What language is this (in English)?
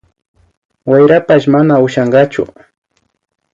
Imbabura Highland Quichua